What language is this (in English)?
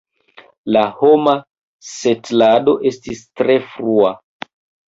Esperanto